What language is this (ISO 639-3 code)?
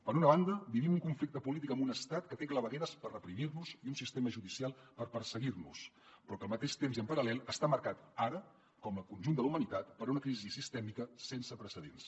cat